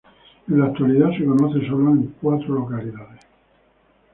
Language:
Spanish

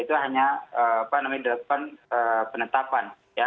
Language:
Indonesian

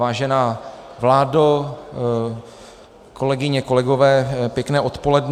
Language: Czech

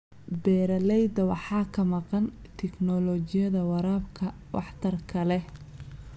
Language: Somali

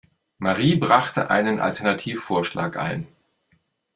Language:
German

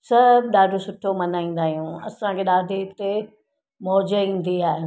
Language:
Sindhi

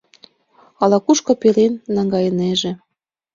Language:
Mari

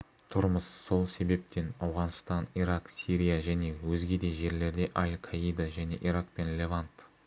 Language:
Kazakh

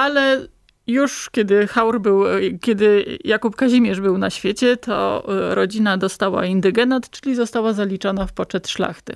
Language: Polish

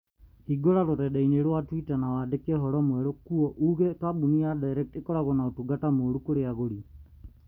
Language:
Kikuyu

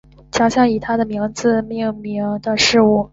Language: Chinese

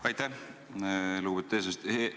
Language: Estonian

